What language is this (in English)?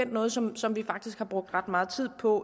Danish